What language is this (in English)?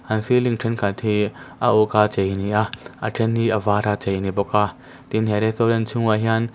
Mizo